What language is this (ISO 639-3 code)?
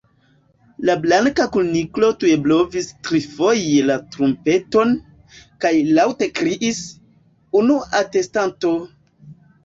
epo